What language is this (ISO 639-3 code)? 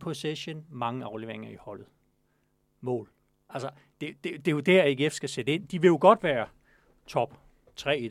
dan